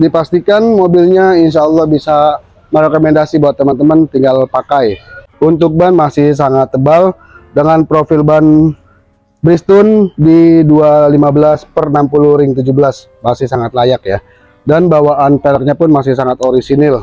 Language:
Indonesian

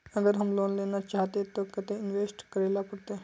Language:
Magahi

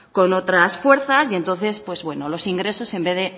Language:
Spanish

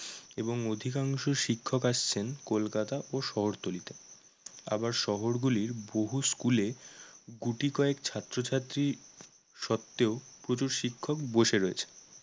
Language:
Bangla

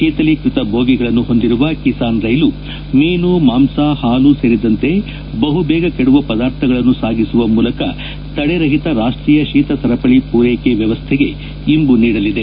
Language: Kannada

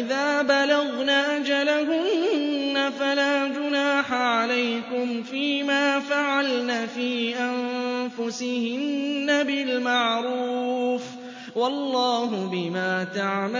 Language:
Arabic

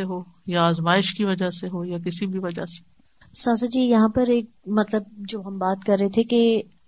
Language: Urdu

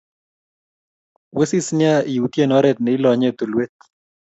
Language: Kalenjin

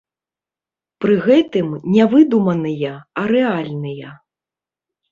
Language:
Belarusian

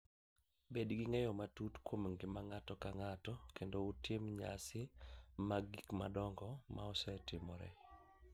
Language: Luo (Kenya and Tanzania)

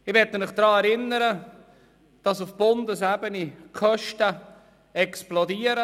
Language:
Swiss German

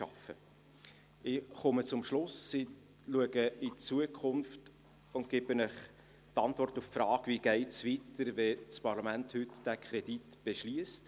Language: Swiss German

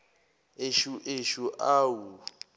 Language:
Zulu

